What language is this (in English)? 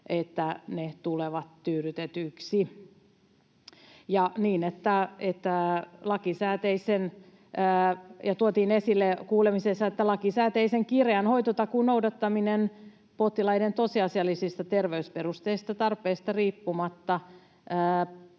Finnish